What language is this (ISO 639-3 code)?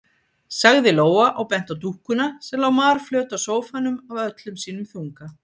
isl